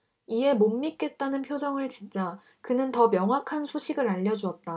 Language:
Korean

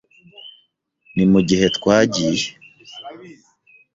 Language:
Kinyarwanda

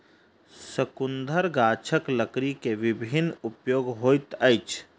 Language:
Maithili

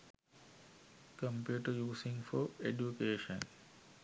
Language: Sinhala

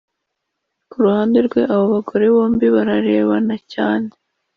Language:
Kinyarwanda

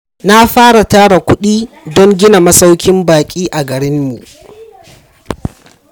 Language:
Hausa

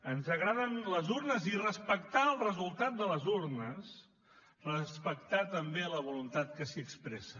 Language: Catalan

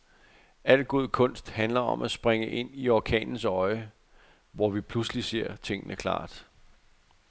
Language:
Danish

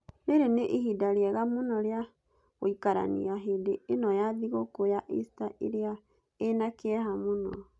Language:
Kikuyu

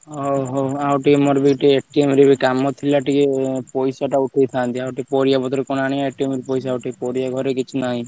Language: Odia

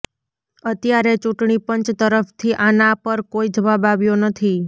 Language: Gujarati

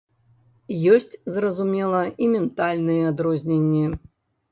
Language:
Belarusian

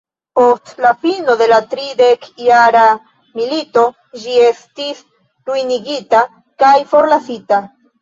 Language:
Esperanto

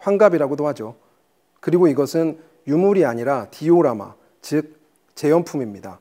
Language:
Korean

